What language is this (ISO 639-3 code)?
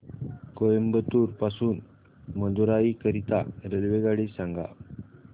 mar